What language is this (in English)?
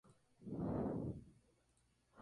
Spanish